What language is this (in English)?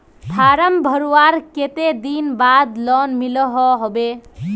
Magahi